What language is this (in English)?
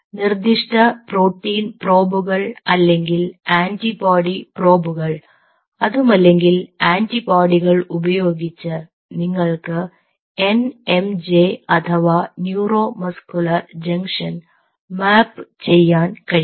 Malayalam